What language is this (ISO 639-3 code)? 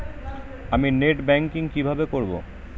ben